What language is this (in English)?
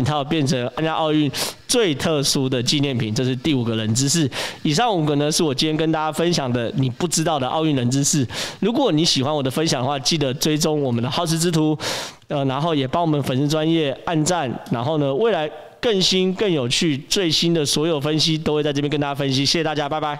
Chinese